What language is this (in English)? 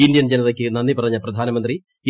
Malayalam